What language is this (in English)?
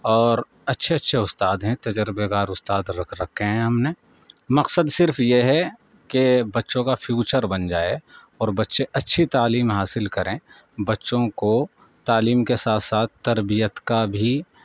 Urdu